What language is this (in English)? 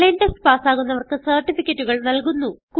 Malayalam